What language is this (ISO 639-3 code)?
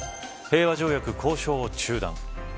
jpn